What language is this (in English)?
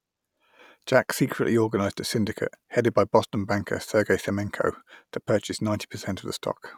English